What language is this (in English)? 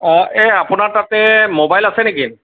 Assamese